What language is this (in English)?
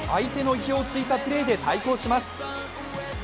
Japanese